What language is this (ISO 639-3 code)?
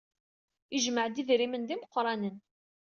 kab